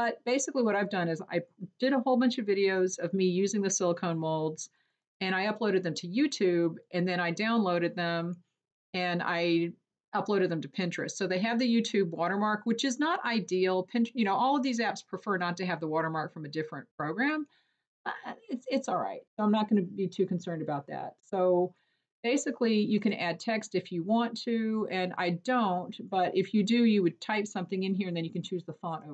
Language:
English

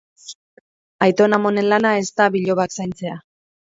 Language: Basque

